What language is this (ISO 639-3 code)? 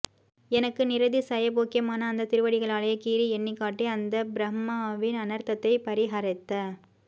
tam